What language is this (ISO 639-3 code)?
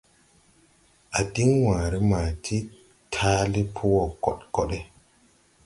tui